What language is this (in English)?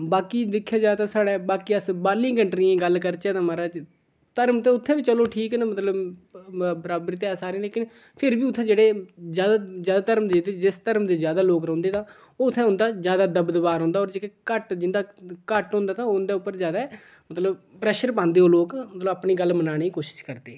Dogri